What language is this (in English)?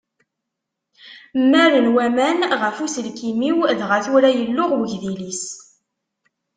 Kabyle